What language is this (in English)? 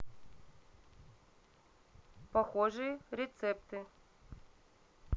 Russian